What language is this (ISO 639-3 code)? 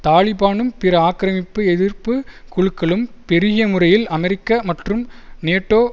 tam